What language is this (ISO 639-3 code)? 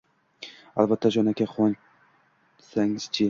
uzb